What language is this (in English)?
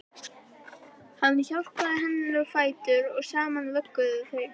Icelandic